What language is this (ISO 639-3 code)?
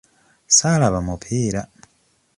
lug